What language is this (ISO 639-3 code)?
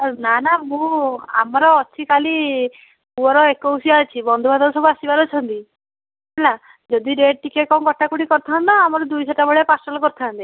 ori